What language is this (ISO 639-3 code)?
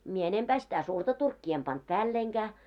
fin